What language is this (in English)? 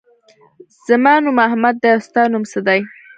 Pashto